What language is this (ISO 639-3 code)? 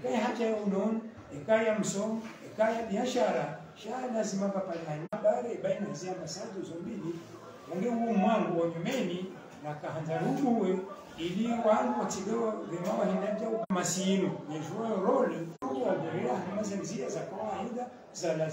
ara